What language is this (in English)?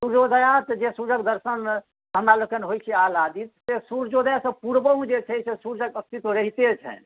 Maithili